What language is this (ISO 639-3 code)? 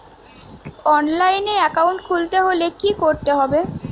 ben